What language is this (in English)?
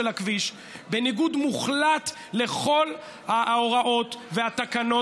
Hebrew